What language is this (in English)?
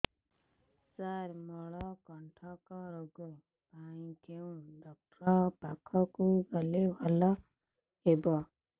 Odia